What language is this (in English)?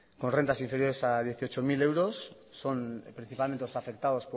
Spanish